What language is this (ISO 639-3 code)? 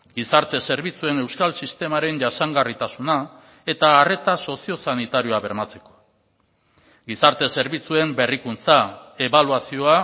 eus